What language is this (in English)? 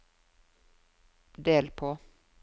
Norwegian